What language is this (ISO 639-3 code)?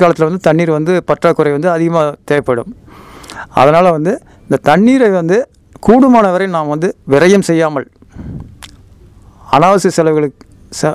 tam